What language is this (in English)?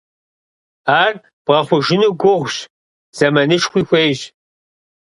Kabardian